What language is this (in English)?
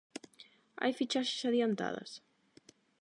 Galician